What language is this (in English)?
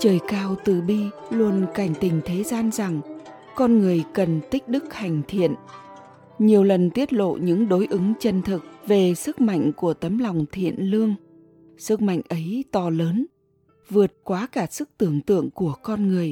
Vietnamese